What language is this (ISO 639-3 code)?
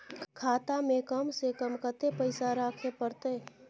mai